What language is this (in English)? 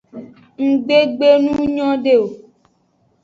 Aja (Benin)